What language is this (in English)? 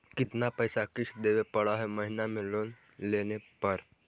Magahi